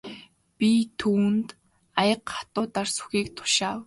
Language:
Mongolian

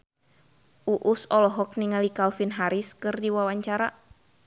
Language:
Sundanese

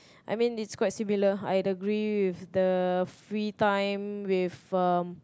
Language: English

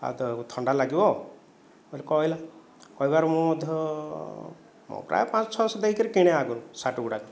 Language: Odia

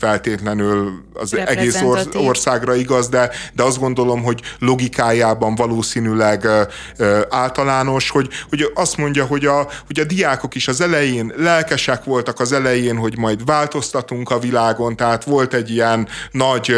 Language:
Hungarian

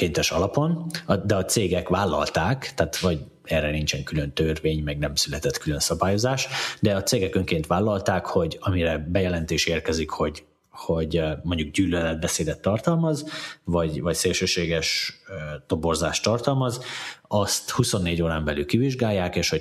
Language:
Hungarian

